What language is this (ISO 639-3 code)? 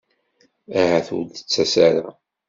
kab